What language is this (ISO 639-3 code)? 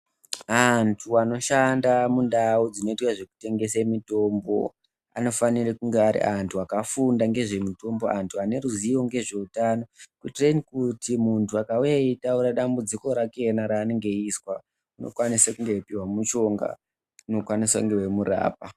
ndc